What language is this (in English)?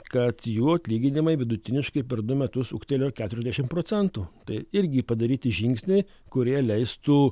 Lithuanian